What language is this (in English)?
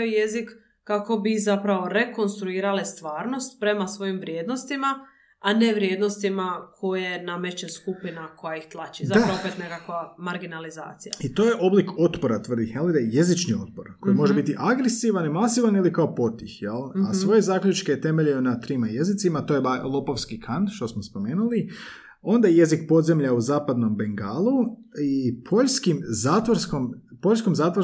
Croatian